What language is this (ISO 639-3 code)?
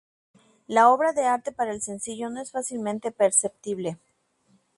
spa